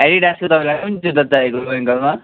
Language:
Nepali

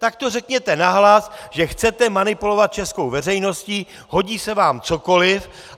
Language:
Czech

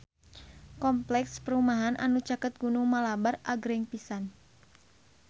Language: Sundanese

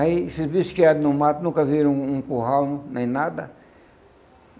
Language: Portuguese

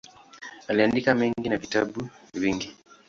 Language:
Swahili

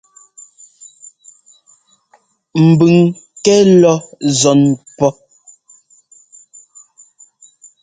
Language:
Ngomba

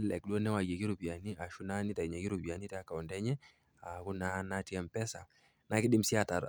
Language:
Masai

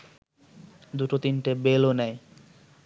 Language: Bangla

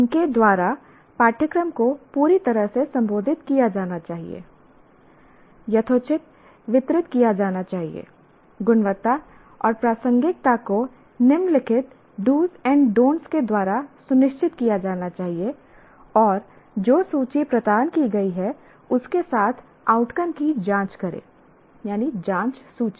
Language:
Hindi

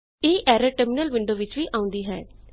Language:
Punjabi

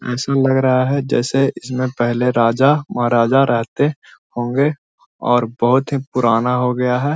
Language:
Magahi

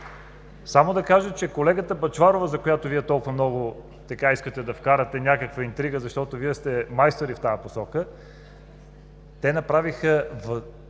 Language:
Bulgarian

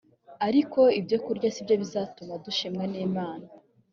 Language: Kinyarwanda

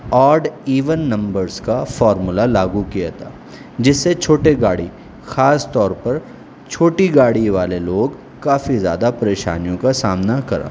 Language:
Urdu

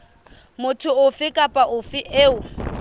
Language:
Southern Sotho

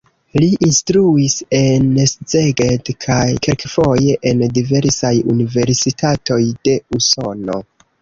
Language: Esperanto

